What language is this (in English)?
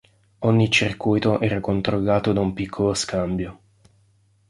Italian